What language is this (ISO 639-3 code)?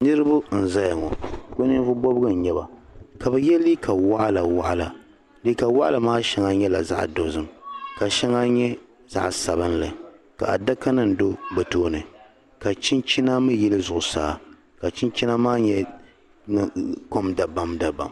dag